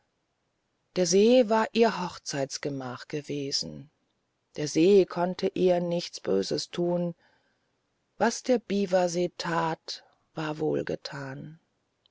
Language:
German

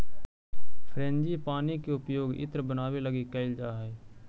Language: Magahi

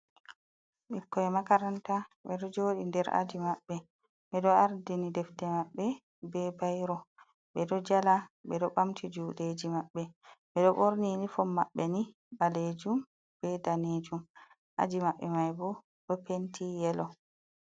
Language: Fula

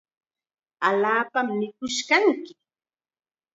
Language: Chiquián Ancash Quechua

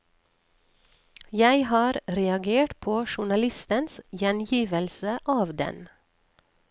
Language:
Norwegian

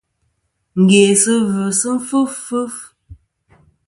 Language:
Kom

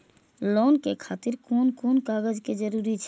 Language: Maithili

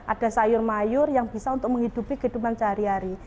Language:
Indonesian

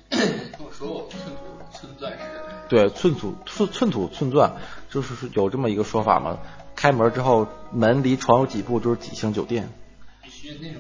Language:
Chinese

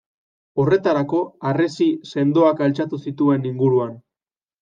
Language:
Basque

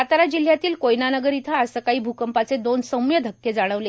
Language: Marathi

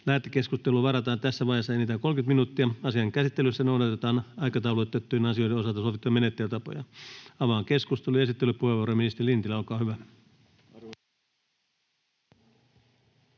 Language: Finnish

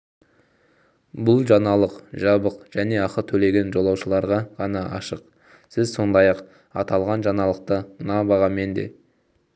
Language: Kazakh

